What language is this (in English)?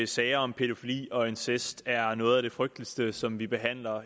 Danish